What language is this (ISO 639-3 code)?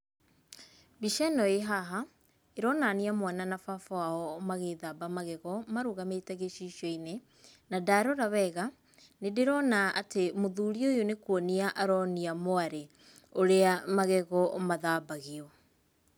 kik